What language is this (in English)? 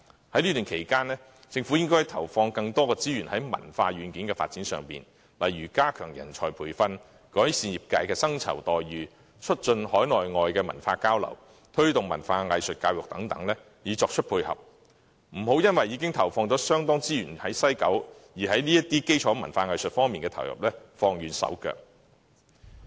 Cantonese